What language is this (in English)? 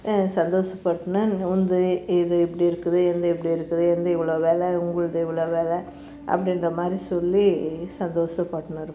Tamil